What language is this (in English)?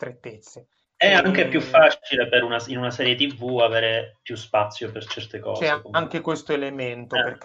Italian